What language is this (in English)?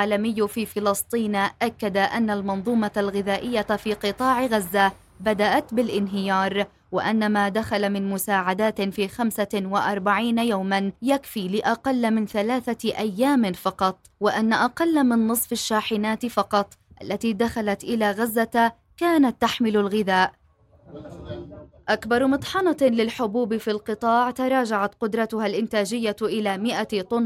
Arabic